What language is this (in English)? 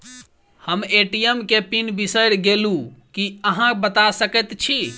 Maithili